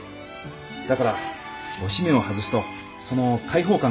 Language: Japanese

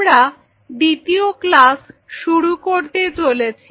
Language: Bangla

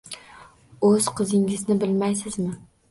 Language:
Uzbek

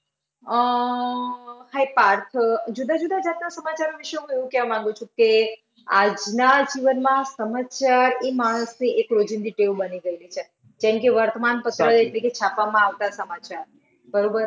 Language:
Gujarati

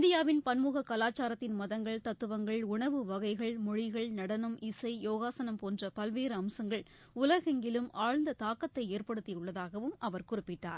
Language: Tamil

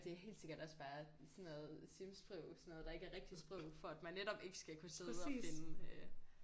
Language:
Danish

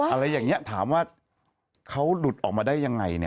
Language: Thai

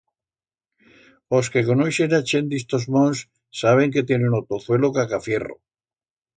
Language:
Aragonese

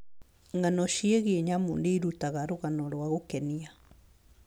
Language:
Kikuyu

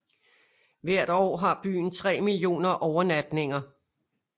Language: Danish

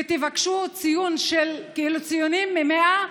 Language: Hebrew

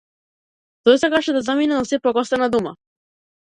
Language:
Macedonian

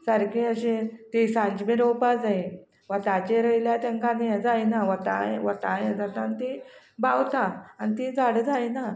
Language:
Konkani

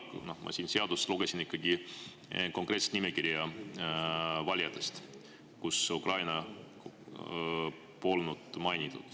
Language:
Estonian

